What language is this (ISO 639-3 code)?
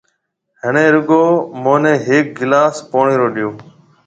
mve